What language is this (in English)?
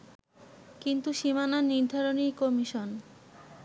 Bangla